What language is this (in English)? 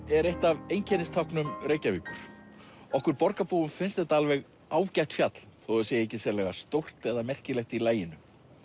Icelandic